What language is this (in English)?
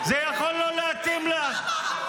Hebrew